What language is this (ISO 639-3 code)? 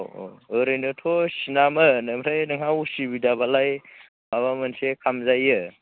brx